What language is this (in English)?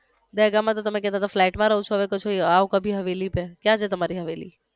Gujarati